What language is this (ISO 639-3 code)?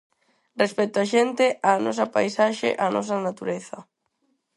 glg